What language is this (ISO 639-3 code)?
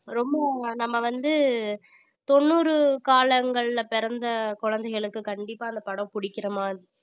tam